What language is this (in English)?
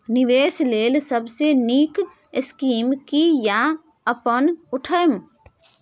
Maithili